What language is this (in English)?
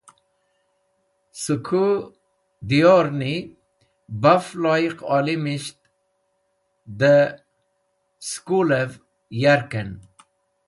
Wakhi